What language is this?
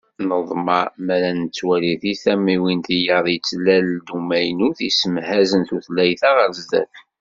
Kabyle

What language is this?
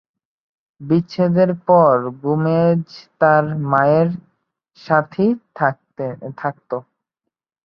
Bangla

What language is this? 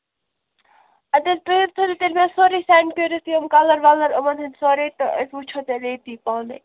Kashmiri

